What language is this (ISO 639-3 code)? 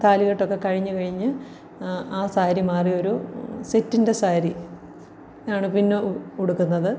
mal